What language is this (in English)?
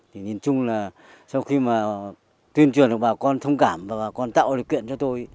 Vietnamese